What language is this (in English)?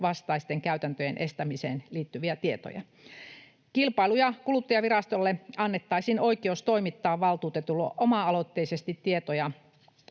Finnish